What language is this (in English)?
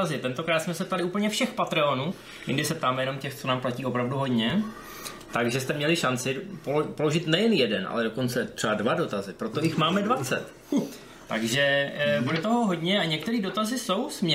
Czech